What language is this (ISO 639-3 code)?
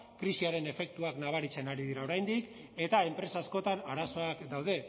eus